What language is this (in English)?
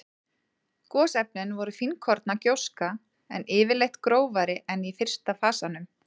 Icelandic